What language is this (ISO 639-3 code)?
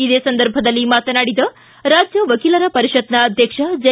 kan